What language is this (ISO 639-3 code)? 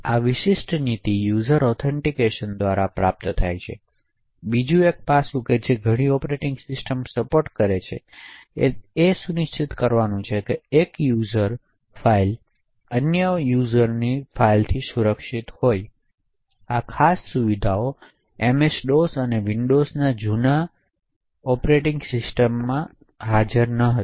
guj